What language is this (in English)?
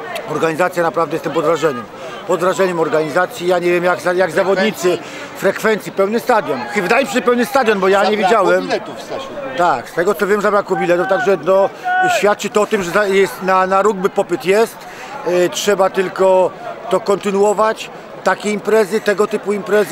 Polish